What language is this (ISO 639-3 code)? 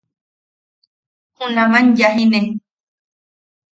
yaq